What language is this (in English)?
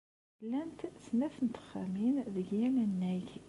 Kabyle